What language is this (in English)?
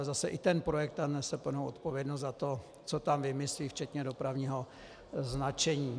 Czech